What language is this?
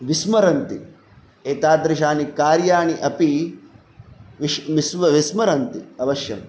Sanskrit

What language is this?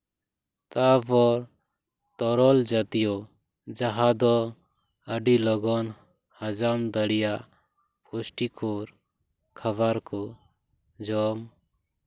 Santali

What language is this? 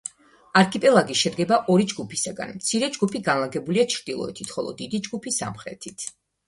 Georgian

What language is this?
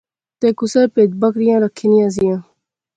Pahari-Potwari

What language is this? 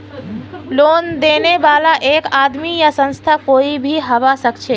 Magahi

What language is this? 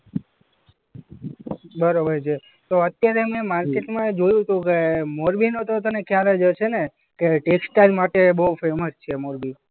Gujarati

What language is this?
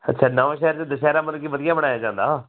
Punjabi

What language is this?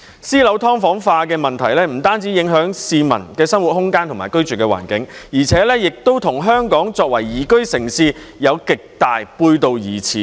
Cantonese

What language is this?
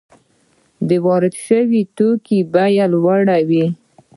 Pashto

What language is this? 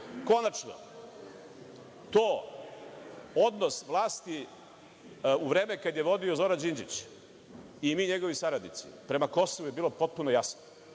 Serbian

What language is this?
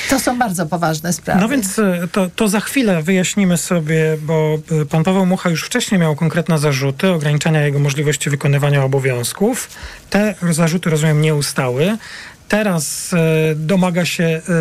Polish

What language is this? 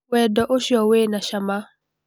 Kikuyu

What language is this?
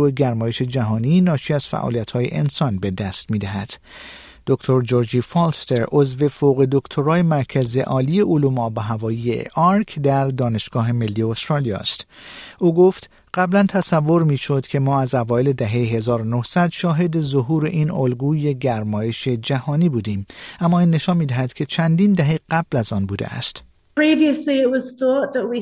Persian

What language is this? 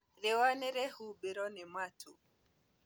Kikuyu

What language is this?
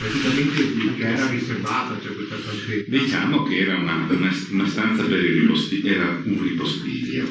Italian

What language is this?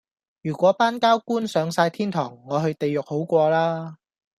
Cantonese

